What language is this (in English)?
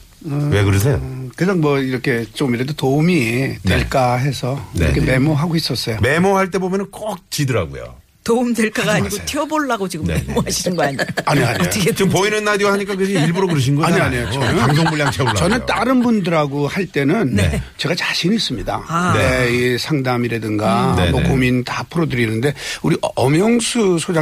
Korean